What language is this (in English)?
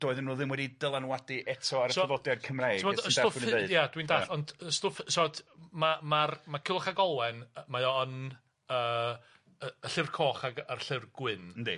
Welsh